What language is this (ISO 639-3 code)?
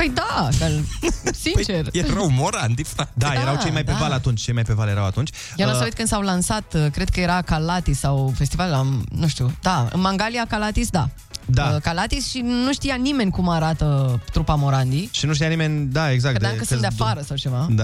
ron